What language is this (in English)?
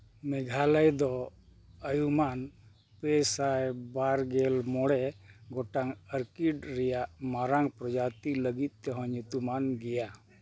Santali